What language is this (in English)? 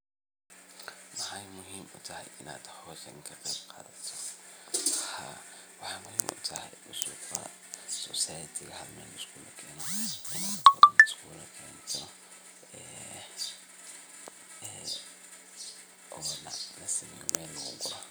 Somali